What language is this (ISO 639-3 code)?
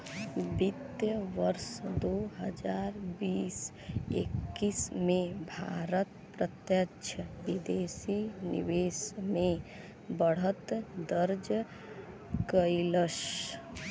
bho